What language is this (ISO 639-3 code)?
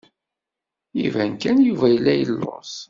kab